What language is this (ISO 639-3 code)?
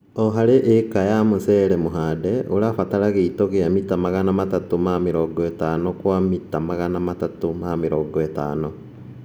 kik